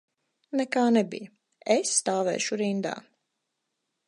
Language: Latvian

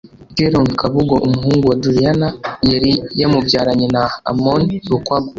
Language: Kinyarwanda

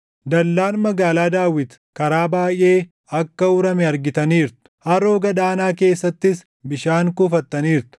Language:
Oromo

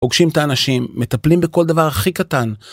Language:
Hebrew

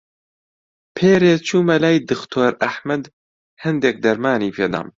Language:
Central Kurdish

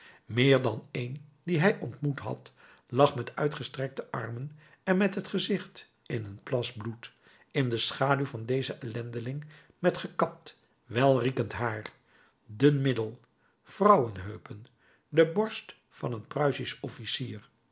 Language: Dutch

